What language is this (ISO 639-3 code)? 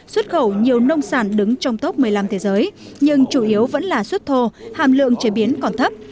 vie